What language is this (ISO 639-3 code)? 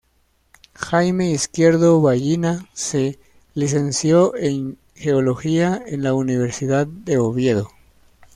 spa